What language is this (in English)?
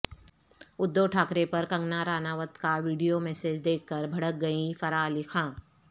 Urdu